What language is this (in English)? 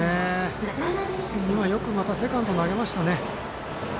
Japanese